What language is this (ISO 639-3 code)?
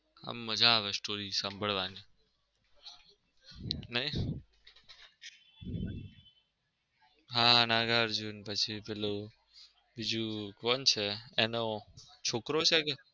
guj